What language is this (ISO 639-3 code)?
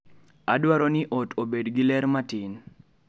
luo